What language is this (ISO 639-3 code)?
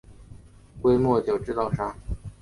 zho